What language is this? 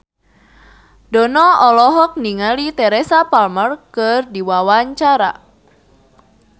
Sundanese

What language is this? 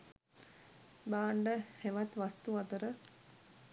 Sinhala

